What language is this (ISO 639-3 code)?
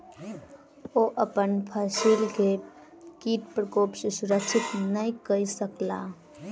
mai